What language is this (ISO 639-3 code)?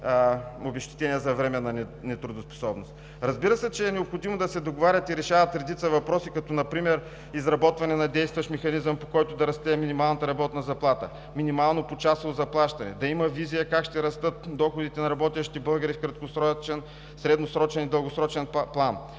bul